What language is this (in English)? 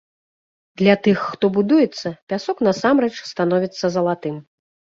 Belarusian